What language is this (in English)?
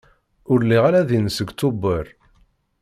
Kabyle